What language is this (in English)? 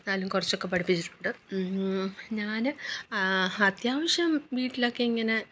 Malayalam